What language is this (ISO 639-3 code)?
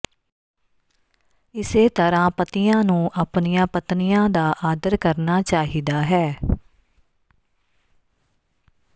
pan